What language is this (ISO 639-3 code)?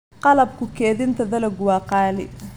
som